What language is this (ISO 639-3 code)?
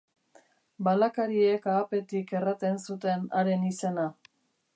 eus